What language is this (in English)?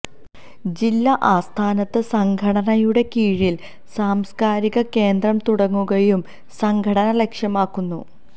Malayalam